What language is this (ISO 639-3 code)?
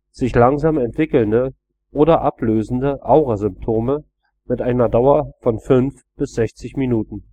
deu